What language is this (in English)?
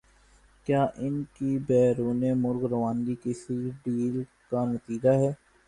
Urdu